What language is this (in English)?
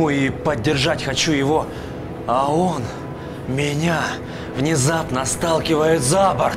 Russian